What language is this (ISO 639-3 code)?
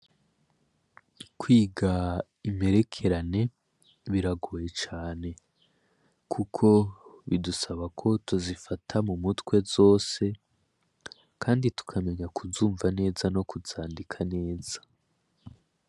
run